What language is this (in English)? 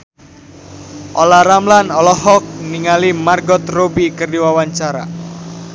Sundanese